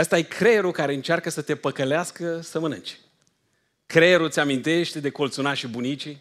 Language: Romanian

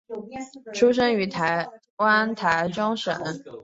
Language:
Chinese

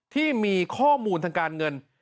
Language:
Thai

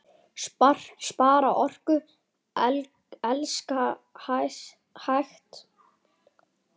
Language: Icelandic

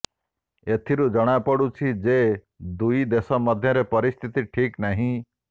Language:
Odia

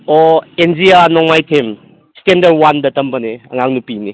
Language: Manipuri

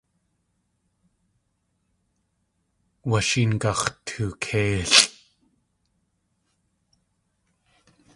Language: Tlingit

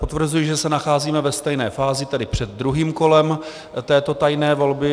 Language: Czech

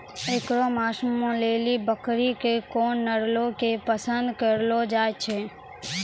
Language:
Maithili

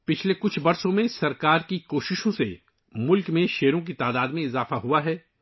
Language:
Urdu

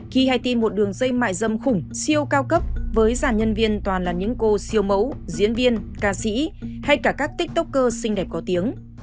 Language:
Vietnamese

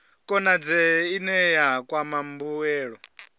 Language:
Venda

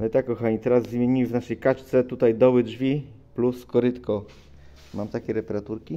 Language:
Polish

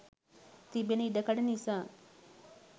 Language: Sinhala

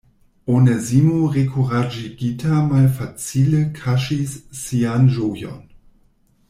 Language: Esperanto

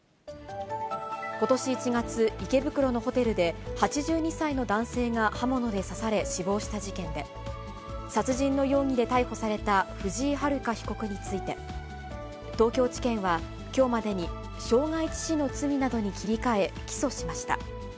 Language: Japanese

